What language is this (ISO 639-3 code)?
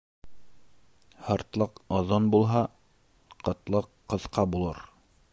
bak